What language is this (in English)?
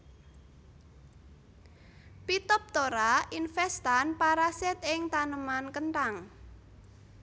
Javanese